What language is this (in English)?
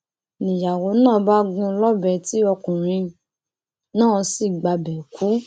Yoruba